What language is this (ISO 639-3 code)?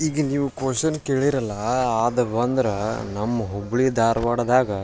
kan